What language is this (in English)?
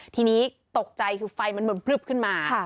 Thai